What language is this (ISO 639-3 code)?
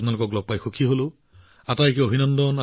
asm